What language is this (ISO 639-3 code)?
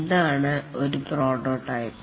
mal